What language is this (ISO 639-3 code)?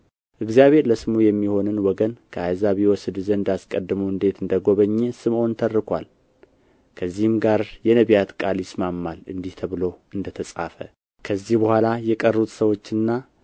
amh